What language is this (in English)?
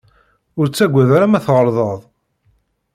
Kabyle